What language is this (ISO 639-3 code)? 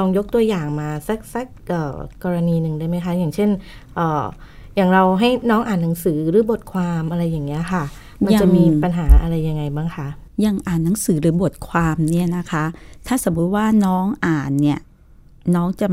tha